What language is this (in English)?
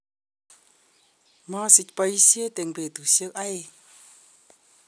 Kalenjin